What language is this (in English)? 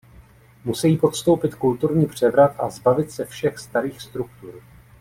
Czech